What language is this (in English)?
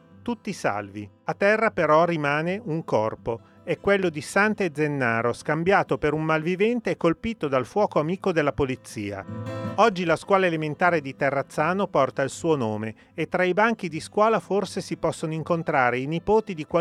Italian